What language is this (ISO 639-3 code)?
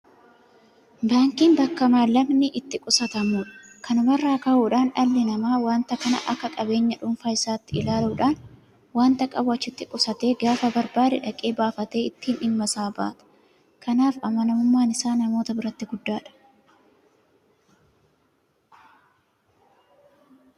orm